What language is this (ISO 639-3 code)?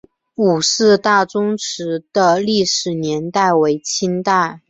zho